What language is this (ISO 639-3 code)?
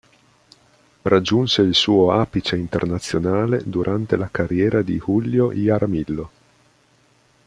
ita